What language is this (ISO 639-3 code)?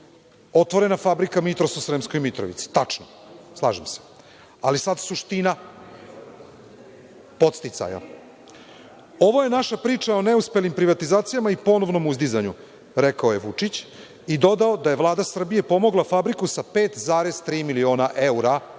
srp